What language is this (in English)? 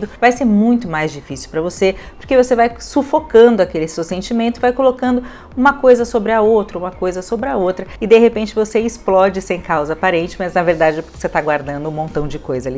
Portuguese